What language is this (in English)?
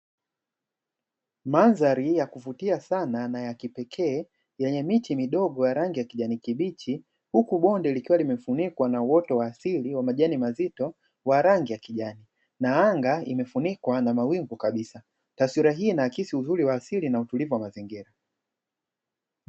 Swahili